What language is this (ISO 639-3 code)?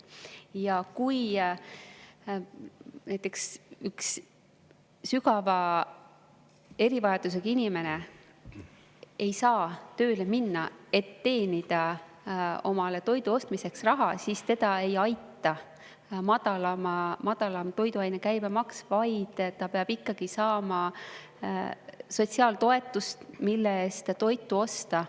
est